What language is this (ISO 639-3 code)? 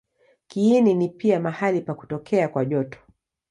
swa